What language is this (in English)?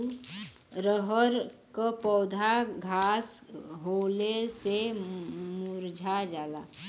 Bhojpuri